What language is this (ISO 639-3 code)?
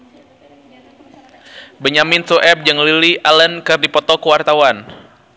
sun